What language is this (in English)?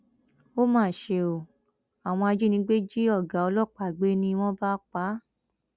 Yoruba